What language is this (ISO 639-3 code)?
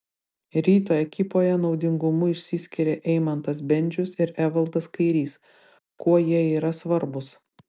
lit